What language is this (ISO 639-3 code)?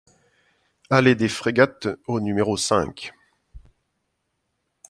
fra